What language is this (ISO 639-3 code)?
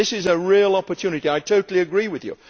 eng